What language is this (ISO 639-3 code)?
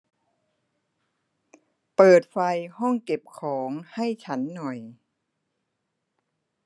tha